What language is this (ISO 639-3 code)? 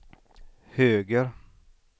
swe